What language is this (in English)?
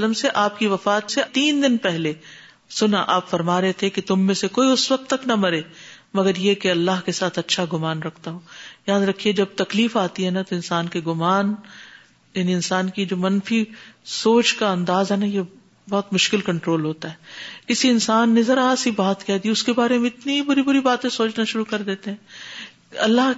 Urdu